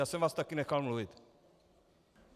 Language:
Czech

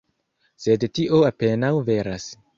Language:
Esperanto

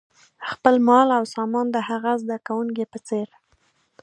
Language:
Pashto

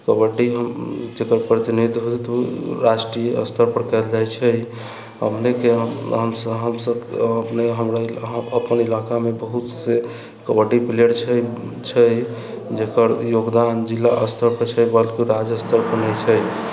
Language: Maithili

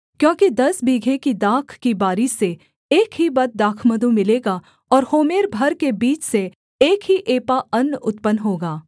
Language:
Hindi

